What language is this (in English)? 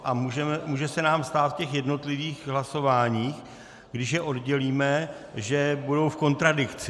Czech